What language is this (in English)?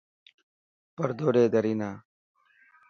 Dhatki